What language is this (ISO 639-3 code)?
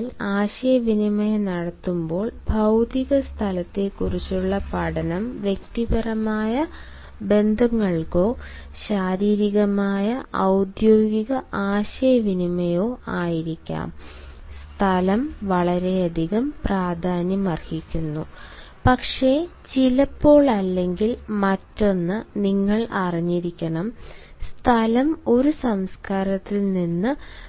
mal